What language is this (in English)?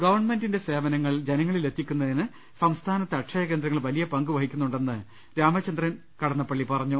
Malayalam